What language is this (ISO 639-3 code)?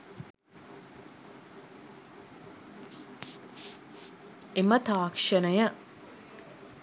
sin